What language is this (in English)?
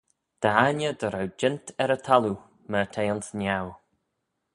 Manx